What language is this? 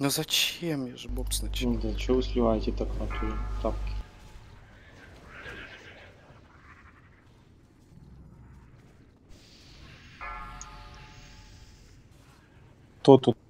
Russian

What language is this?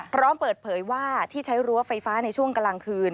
Thai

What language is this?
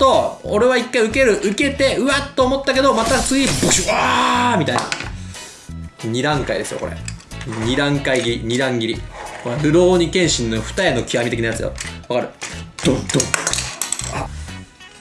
Japanese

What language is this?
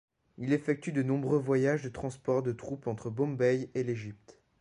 French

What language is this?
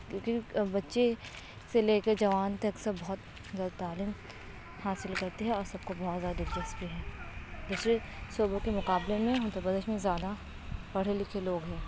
Urdu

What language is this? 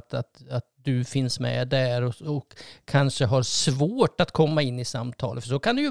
Swedish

